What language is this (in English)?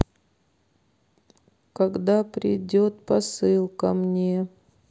Russian